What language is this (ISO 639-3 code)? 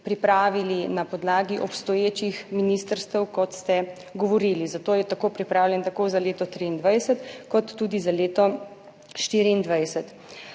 slv